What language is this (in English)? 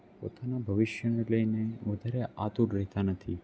Gujarati